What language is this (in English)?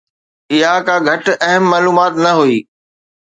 Sindhi